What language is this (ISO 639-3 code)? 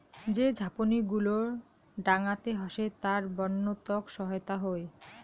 ben